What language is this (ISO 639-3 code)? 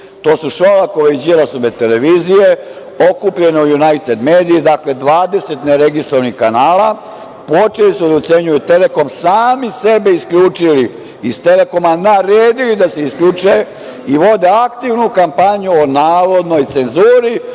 srp